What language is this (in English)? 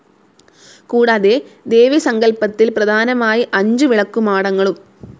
Malayalam